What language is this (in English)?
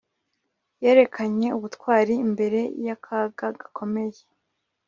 Kinyarwanda